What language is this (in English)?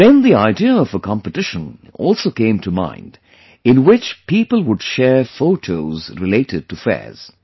English